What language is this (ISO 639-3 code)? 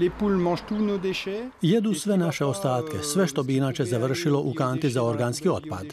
hrv